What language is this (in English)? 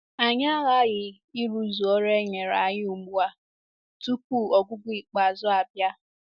Igbo